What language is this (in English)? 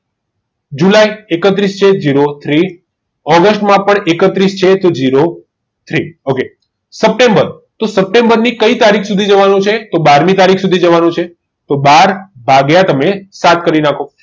Gujarati